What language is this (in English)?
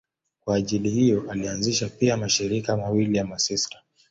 Swahili